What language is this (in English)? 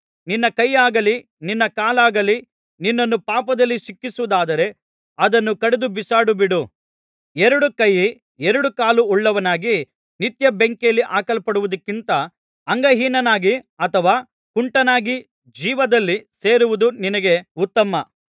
Kannada